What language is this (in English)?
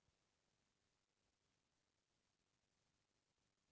Chhattisgarhi